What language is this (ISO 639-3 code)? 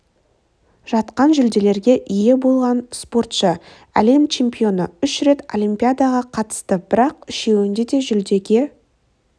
kaz